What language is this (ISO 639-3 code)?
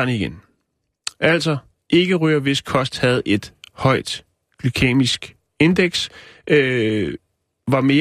dan